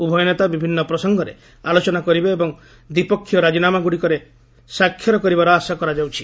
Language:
Odia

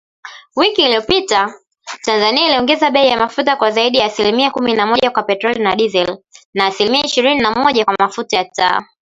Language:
Swahili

